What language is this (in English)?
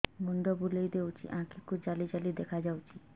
Odia